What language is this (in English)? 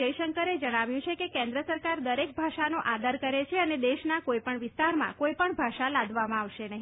Gujarati